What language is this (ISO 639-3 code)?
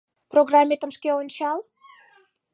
chm